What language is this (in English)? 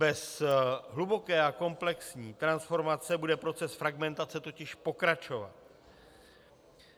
Czech